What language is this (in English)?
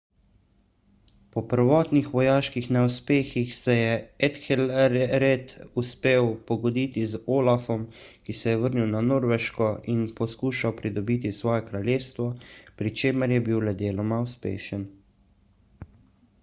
Slovenian